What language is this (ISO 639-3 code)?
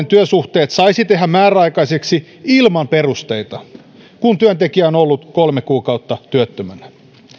fin